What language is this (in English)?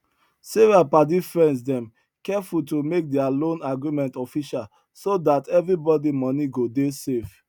Nigerian Pidgin